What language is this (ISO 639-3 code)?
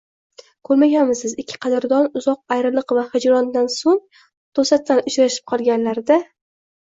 uzb